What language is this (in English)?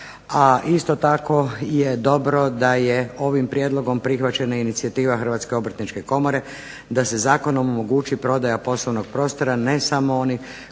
Croatian